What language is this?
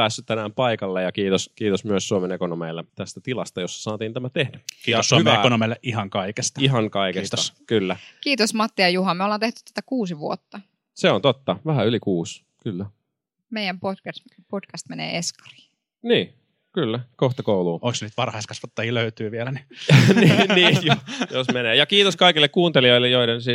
Finnish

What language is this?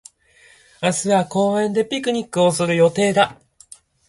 Japanese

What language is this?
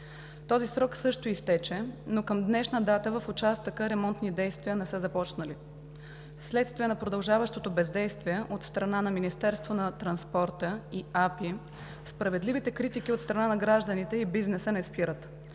Bulgarian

